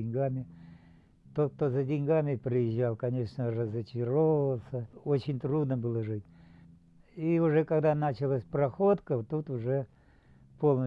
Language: Russian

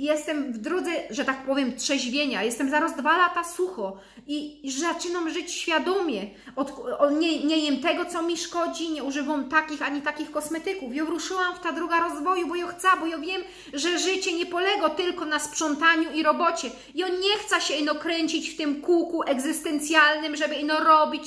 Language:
Polish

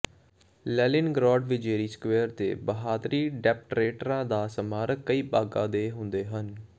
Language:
Punjabi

